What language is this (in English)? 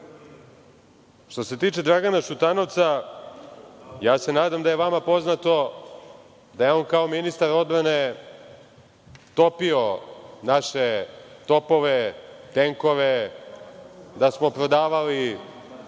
Serbian